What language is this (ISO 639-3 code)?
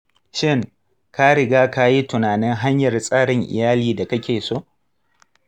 hau